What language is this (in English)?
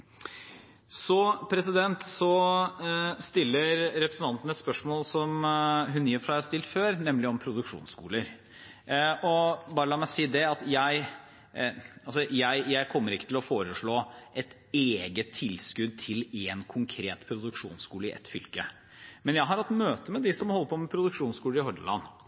Norwegian Bokmål